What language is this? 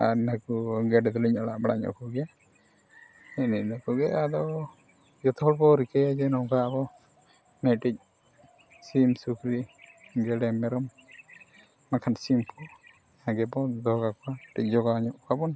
Santali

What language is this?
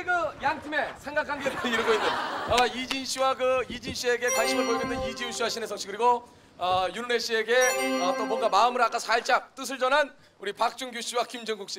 Korean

